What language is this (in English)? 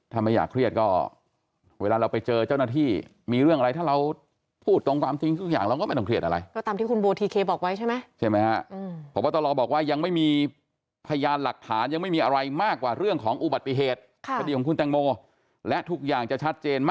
Thai